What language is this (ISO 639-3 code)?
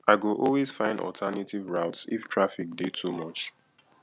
pcm